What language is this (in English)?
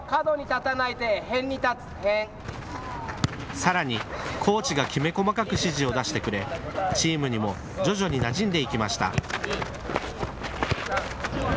Japanese